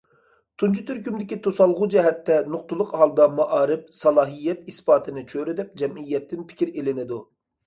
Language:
Uyghur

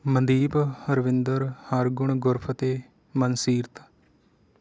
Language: Punjabi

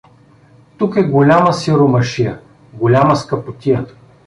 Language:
Bulgarian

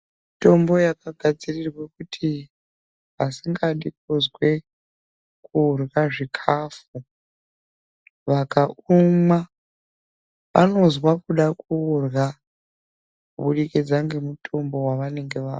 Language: Ndau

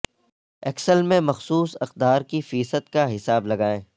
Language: Urdu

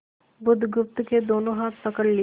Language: Hindi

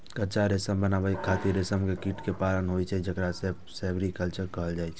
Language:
Maithili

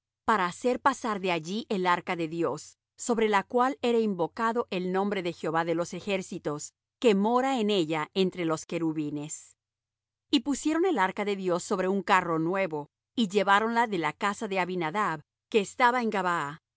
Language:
Spanish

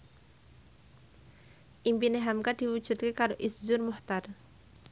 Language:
Javanese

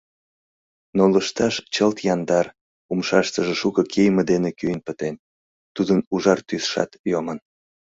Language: Mari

